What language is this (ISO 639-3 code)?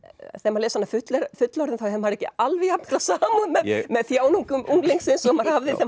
isl